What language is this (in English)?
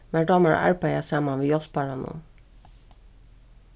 Faroese